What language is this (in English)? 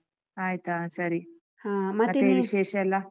Kannada